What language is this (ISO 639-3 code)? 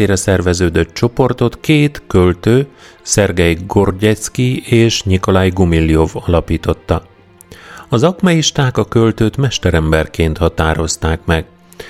hun